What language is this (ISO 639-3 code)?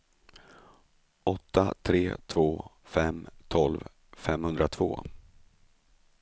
swe